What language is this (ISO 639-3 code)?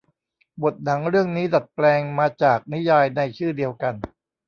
tha